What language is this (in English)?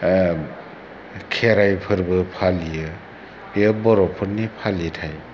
Bodo